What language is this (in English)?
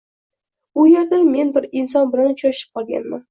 Uzbek